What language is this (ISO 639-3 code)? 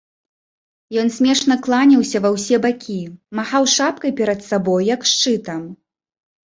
bel